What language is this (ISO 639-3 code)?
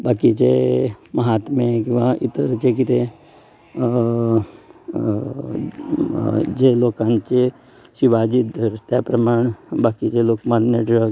kok